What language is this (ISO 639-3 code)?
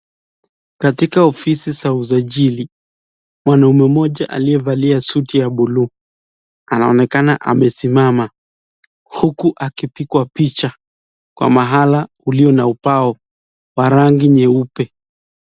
swa